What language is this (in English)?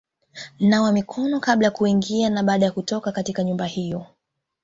Swahili